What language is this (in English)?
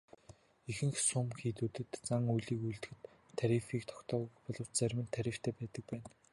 Mongolian